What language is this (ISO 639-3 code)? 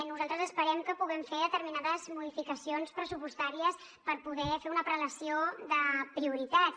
cat